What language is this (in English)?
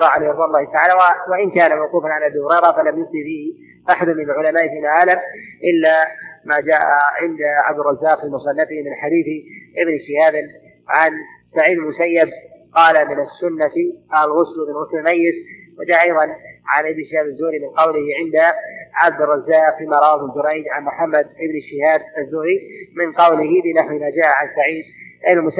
Arabic